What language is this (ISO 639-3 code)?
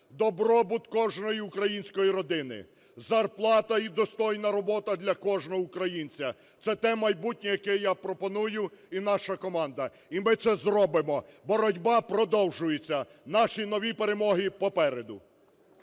ukr